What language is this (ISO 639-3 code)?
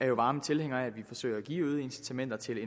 dan